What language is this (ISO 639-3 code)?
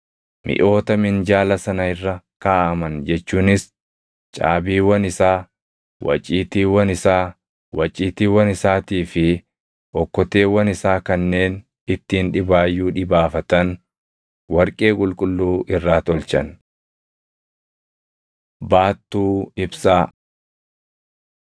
orm